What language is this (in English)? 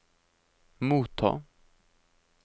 Norwegian